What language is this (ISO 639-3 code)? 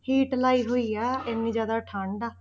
pan